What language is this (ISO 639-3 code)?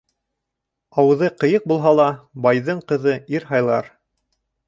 bak